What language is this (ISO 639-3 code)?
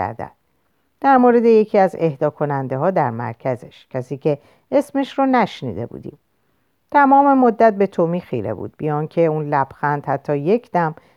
fas